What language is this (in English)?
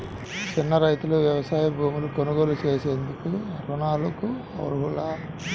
Telugu